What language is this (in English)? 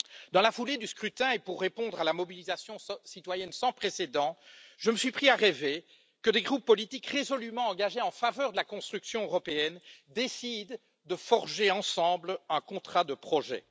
French